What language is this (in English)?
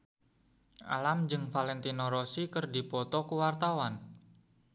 Sundanese